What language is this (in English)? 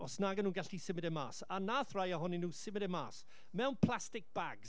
Welsh